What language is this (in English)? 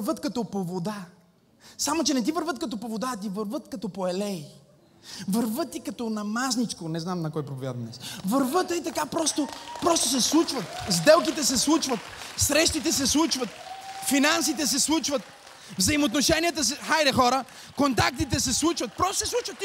Bulgarian